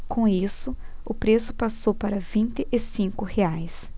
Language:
Portuguese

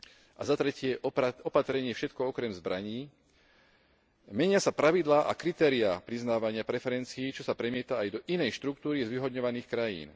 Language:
Slovak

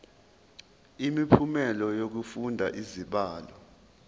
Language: Zulu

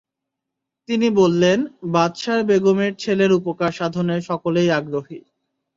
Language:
Bangla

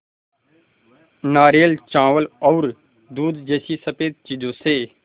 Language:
Hindi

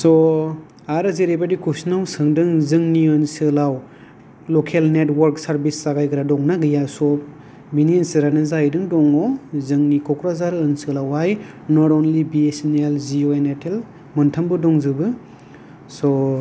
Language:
Bodo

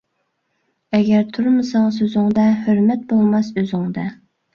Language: Uyghur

